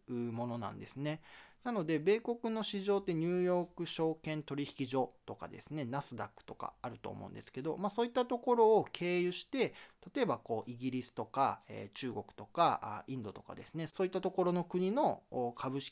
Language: Japanese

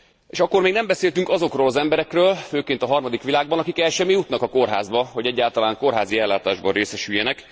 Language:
Hungarian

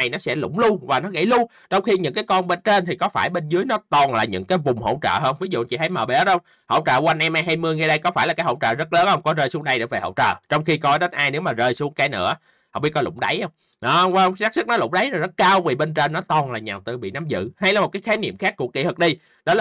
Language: Vietnamese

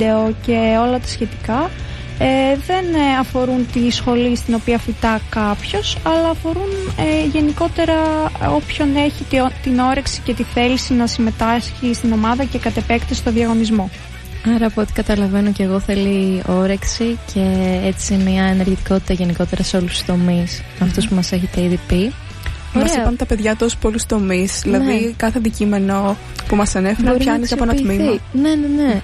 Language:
Greek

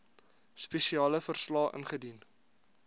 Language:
Afrikaans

